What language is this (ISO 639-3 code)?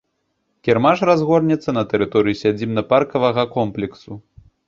bel